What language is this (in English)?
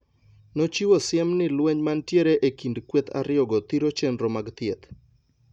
Luo (Kenya and Tanzania)